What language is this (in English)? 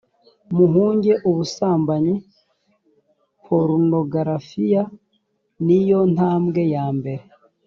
Kinyarwanda